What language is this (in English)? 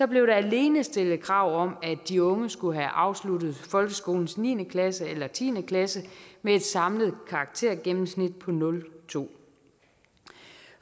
Danish